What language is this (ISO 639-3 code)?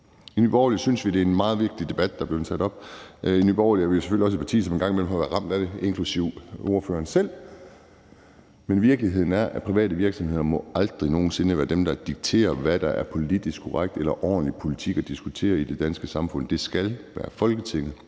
dan